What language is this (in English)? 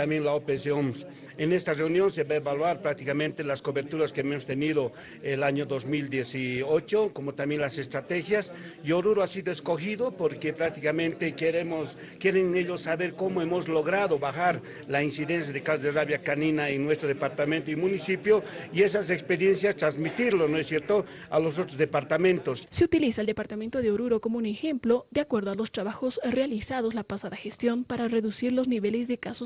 Spanish